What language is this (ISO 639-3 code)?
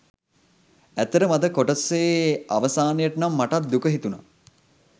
sin